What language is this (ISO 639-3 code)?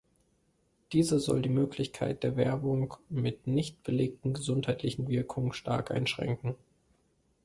deu